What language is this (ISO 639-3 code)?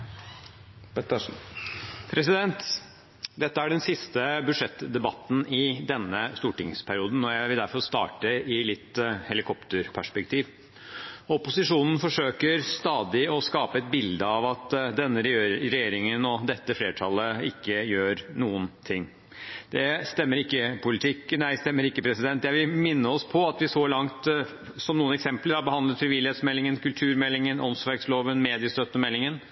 nob